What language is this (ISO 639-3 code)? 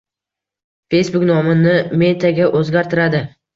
uzb